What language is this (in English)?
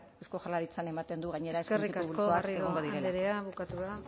Basque